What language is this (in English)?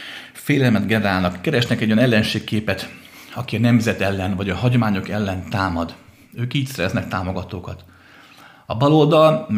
Hungarian